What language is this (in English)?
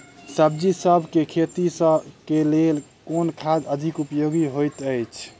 Maithili